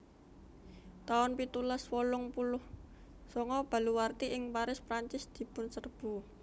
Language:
Javanese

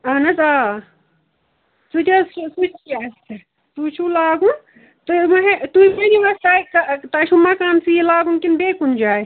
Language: Kashmiri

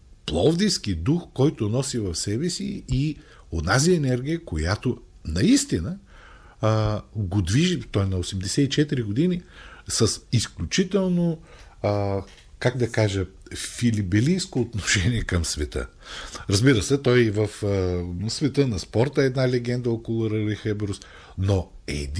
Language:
Bulgarian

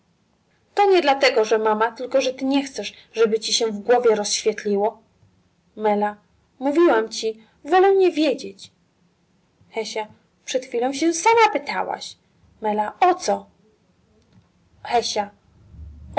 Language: Polish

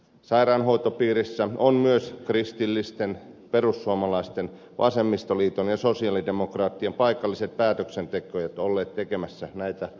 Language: Finnish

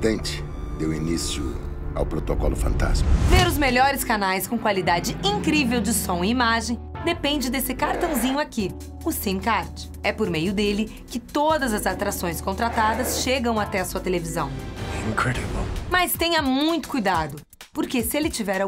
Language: Portuguese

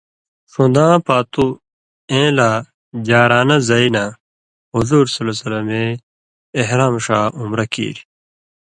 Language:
Indus Kohistani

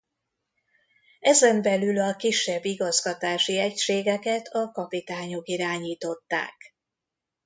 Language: Hungarian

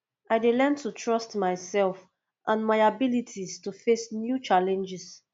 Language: Nigerian Pidgin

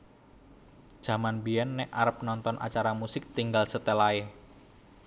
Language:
Javanese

